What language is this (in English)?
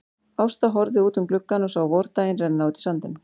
Icelandic